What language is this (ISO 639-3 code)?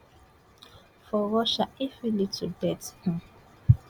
pcm